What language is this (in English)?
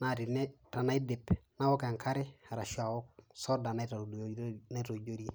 Masai